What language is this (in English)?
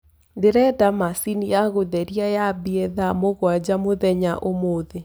Kikuyu